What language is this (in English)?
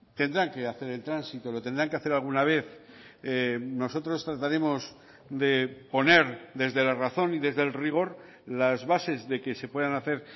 Spanish